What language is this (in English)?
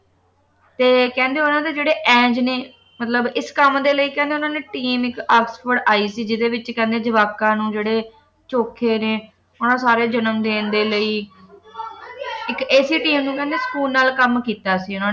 Punjabi